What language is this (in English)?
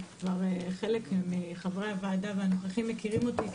Hebrew